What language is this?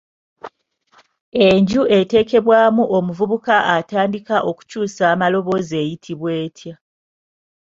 Ganda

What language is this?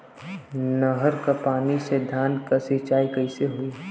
Bhojpuri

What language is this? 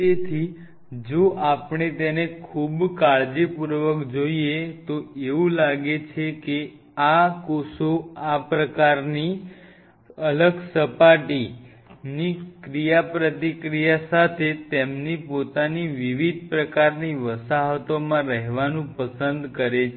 Gujarati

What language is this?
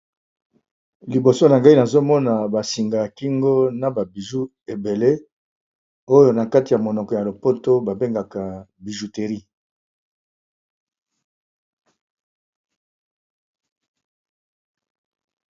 Lingala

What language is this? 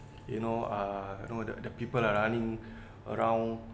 English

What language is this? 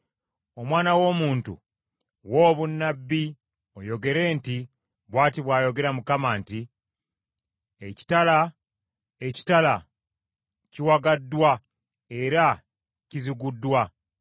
Ganda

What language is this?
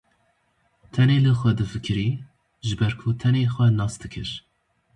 Kurdish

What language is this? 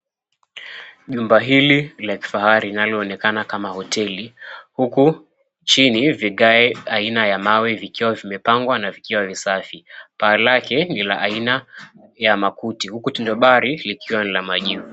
Swahili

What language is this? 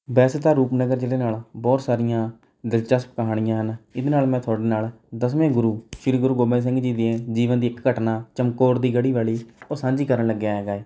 Punjabi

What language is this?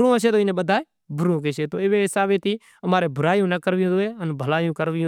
Kachi Koli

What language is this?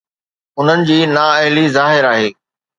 Sindhi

